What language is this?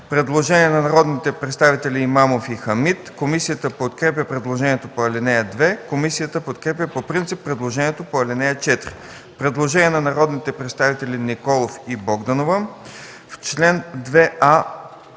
Bulgarian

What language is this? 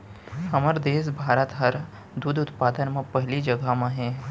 Chhattisgarhi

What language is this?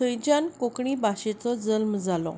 Konkani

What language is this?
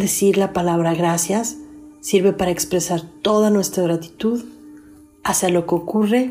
Spanish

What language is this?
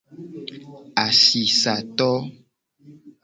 Gen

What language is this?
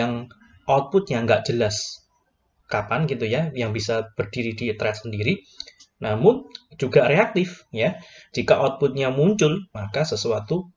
Indonesian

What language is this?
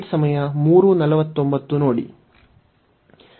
Kannada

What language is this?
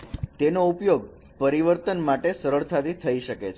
Gujarati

